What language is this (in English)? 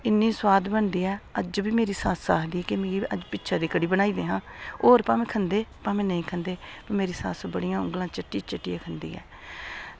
Dogri